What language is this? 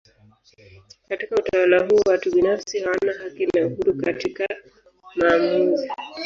Swahili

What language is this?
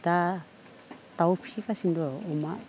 Bodo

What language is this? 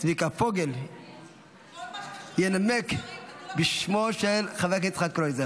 Hebrew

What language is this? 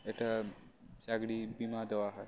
Bangla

